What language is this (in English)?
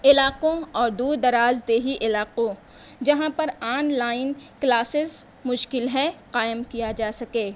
Urdu